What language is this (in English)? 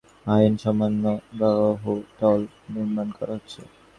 Bangla